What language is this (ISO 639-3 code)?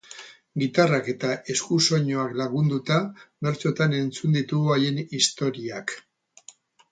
eus